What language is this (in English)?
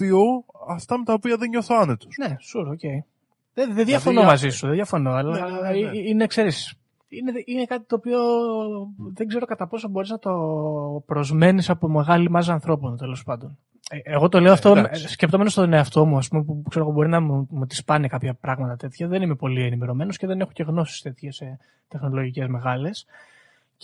Greek